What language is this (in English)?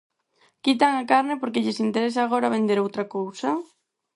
Galician